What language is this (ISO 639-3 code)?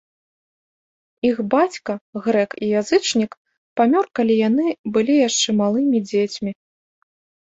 bel